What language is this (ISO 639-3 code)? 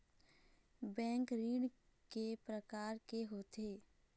hne